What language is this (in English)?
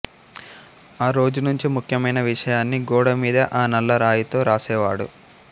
Telugu